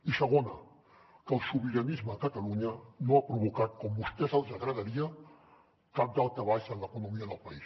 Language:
Catalan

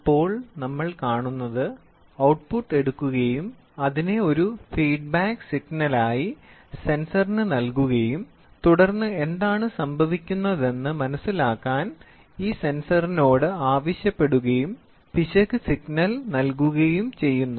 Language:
Malayalam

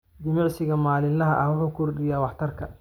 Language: Somali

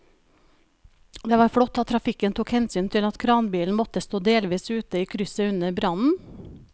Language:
Norwegian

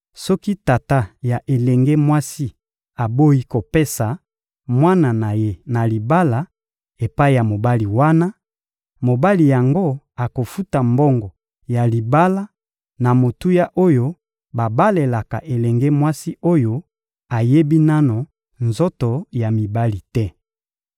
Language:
Lingala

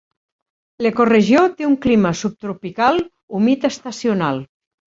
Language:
Catalan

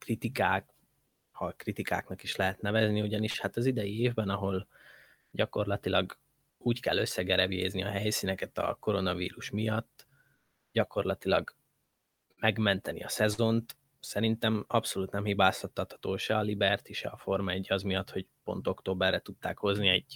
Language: Hungarian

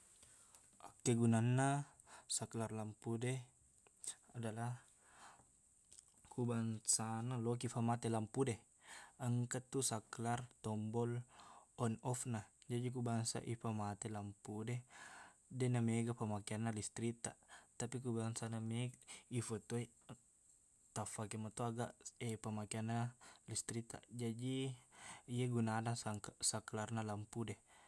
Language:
Buginese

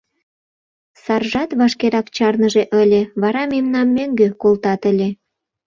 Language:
Mari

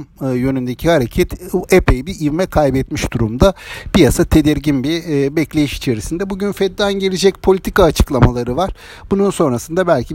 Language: Turkish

